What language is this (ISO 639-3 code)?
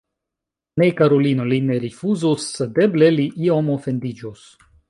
epo